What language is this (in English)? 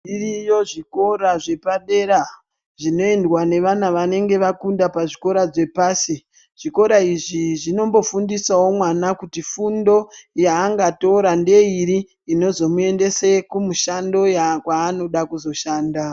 Ndau